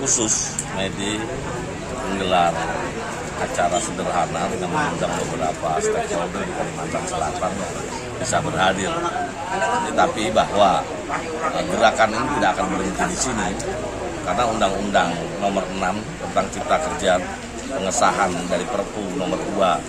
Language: Indonesian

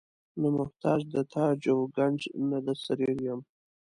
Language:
Pashto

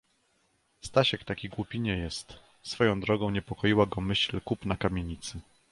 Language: Polish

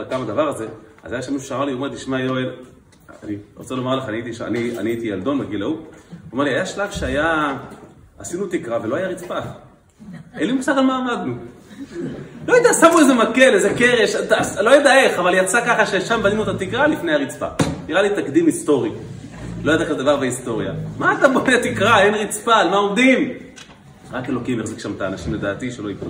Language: Hebrew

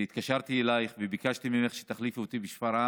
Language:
Hebrew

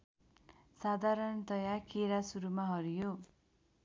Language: Nepali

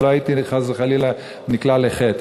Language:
Hebrew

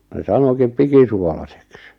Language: Finnish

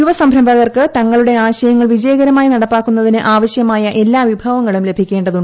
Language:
Malayalam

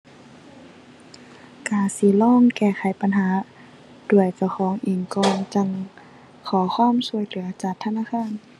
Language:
Thai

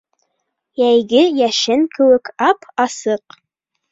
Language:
Bashkir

